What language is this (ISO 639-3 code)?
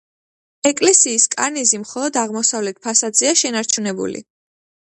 kat